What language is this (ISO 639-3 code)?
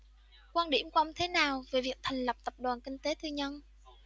vie